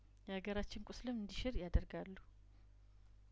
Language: Amharic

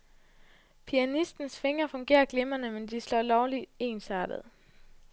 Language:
Danish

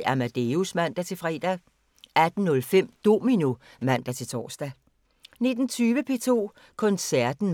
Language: Danish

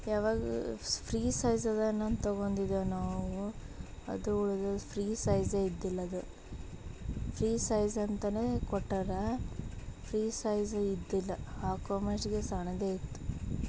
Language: Kannada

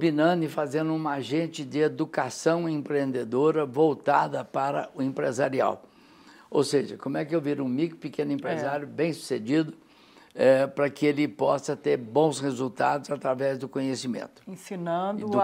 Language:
Portuguese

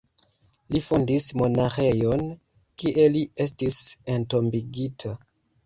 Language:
Esperanto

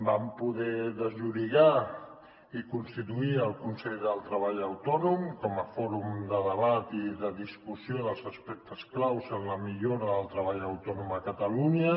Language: Catalan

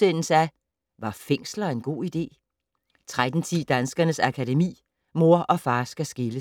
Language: Danish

